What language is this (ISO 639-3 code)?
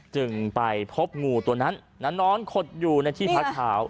tha